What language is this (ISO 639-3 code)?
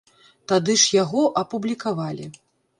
bel